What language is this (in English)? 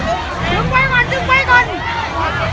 Thai